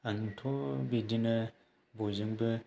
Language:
Bodo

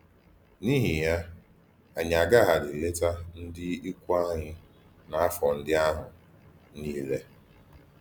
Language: Igbo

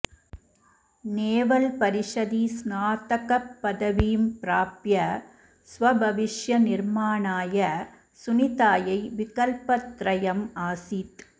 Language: Sanskrit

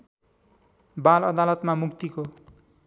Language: Nepali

